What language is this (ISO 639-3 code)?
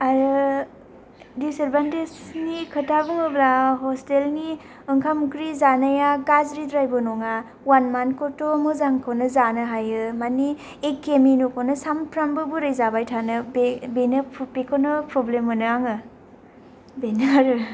brx